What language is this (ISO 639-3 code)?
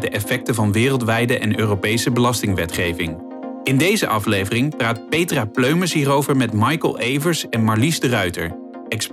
nld